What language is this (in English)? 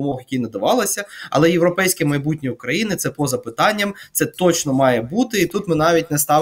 Ukrainian